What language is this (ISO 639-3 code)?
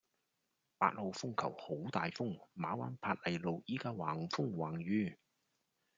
yue